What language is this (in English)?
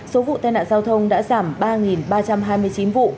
Vietnamese